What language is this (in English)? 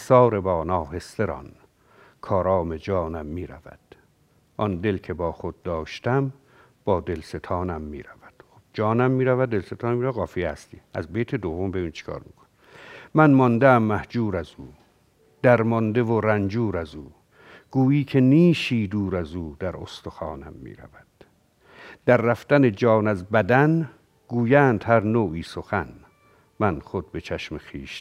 Persian